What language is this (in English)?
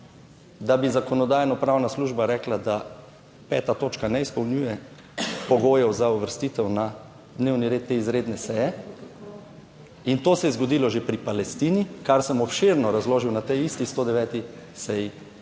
Slovenian